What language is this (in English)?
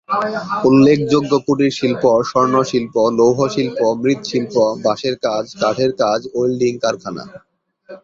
Bangla